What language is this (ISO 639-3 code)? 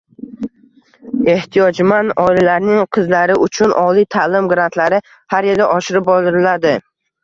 uzb